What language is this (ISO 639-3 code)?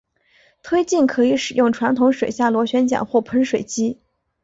zho